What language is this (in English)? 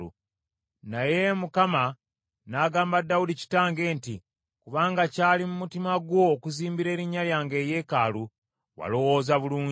Ganda